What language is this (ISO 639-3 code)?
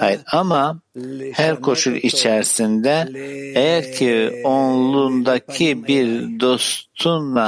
tur